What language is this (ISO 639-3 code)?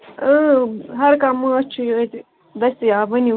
kas